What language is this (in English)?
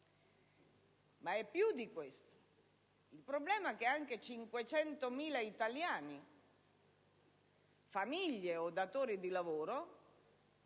Italian